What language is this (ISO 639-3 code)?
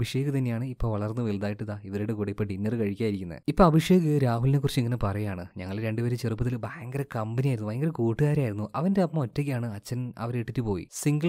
mal